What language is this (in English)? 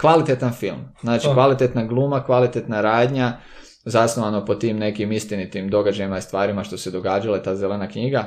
Croatian